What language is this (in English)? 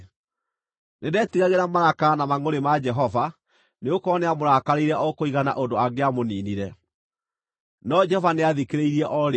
Kikuyu